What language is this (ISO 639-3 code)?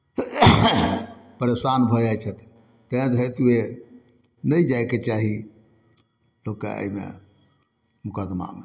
mai